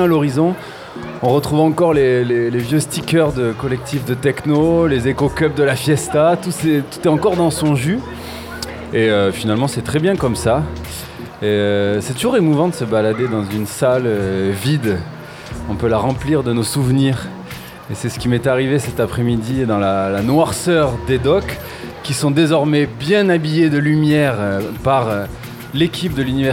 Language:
French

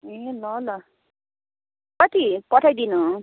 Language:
Nepali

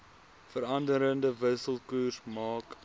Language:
Afrikaans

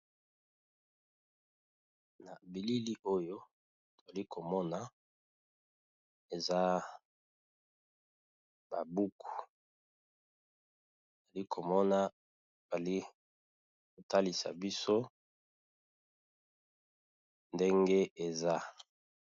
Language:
Lingala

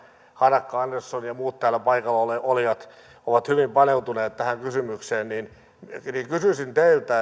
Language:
Finnish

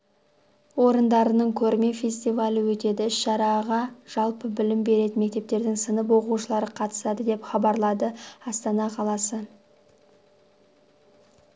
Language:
Kazakh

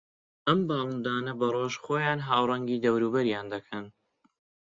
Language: Central Kurdish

